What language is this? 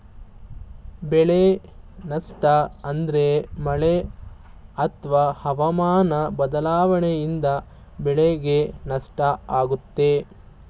Kannada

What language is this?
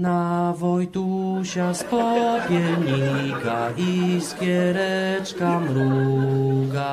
Polish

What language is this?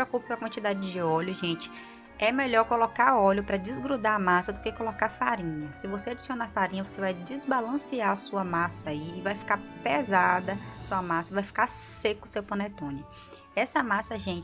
Portuguese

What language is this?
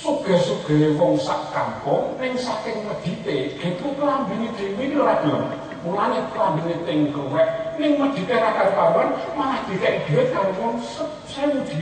Greek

